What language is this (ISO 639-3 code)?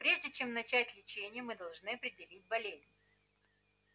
rus